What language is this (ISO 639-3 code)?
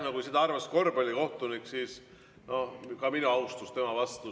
est